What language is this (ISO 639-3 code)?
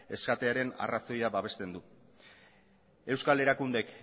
eus